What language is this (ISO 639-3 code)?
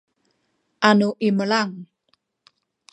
szy